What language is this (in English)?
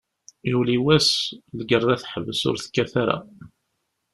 Kabyle